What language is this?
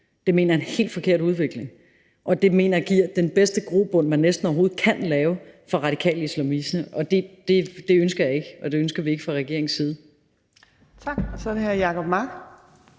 Danish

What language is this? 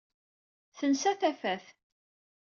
Kabyle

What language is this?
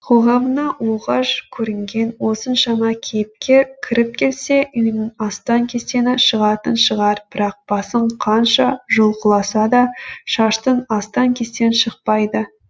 Kazakh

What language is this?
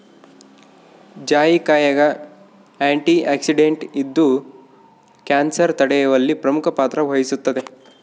Kannada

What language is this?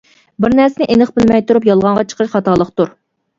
Uyghur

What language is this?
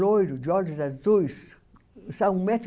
Portuguese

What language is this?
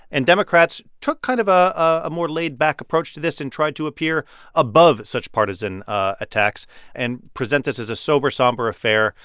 English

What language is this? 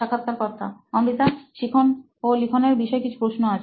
Bangla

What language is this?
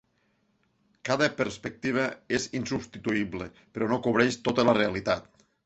Catalan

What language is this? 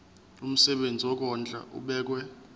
Zulu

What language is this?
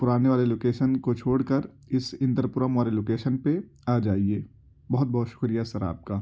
Urdu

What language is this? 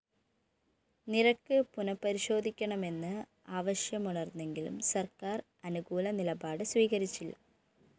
Malayalam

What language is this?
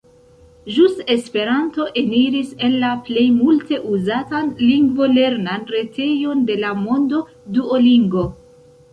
Esperanto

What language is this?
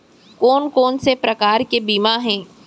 Chhattisgarhi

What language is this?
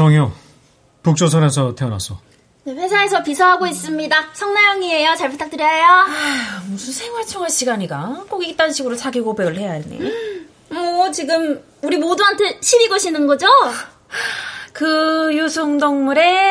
Korean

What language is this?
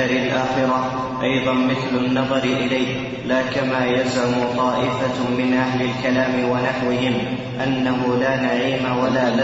Arabic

